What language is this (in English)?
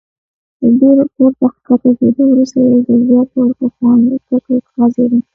Pashto